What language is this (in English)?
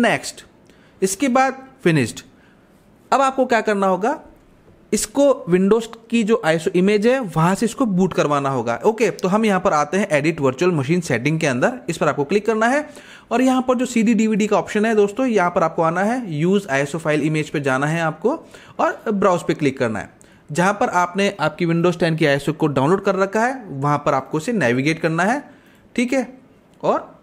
Hindi